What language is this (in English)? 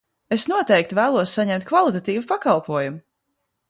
Latvian